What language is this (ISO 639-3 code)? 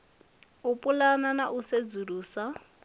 ven